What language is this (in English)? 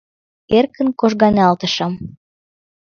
Mari